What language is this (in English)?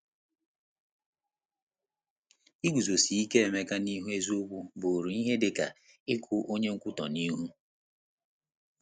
Igbo